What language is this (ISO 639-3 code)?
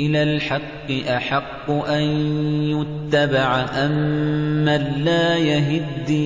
ara